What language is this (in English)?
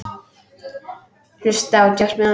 Icelandic